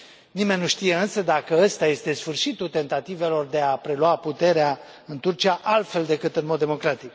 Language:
Romanian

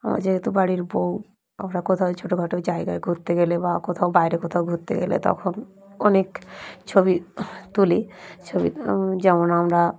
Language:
Bangla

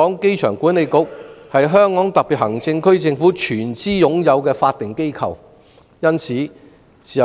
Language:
Cantonese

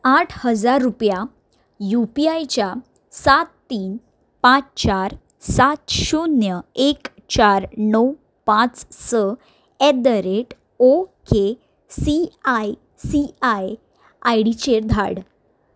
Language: Konkani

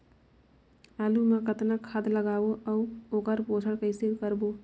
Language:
Chhattisgarhi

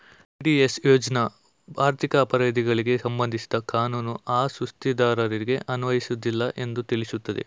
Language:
Kannada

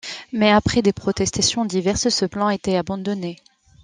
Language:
French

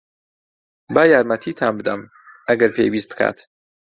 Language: Central Kurdish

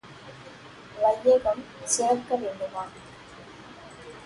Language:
Tamil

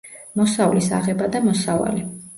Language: Georgian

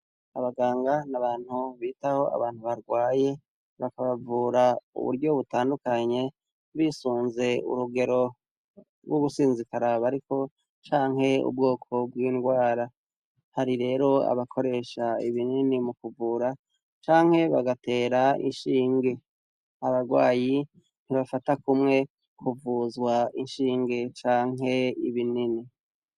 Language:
Rundi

